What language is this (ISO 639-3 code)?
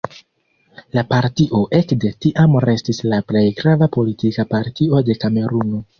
epo